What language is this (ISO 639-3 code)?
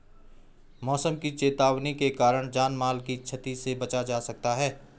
hin